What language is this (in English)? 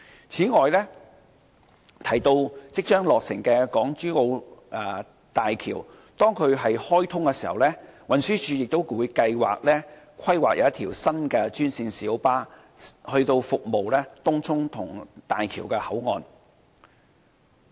Cantonese